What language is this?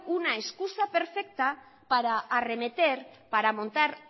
Spanish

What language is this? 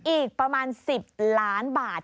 Thai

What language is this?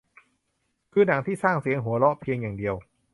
Thai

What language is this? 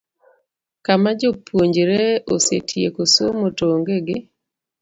Luo (Kenya and Tanzania)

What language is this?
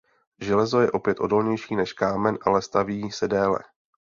Czech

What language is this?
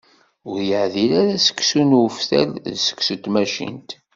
Kabyle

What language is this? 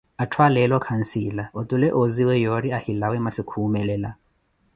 Koti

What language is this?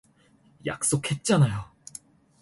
Korean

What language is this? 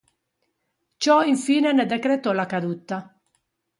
Italian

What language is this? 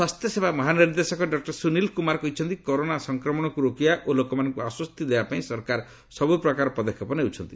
Odia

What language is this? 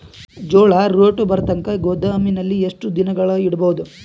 Kannada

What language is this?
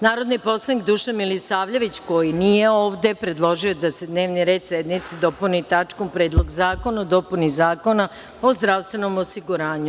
Serbian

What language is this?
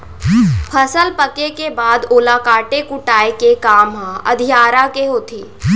Chhattisgarhi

